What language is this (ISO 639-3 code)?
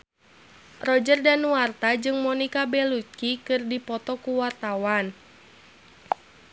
sun